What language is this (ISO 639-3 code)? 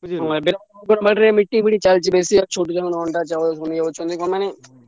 ori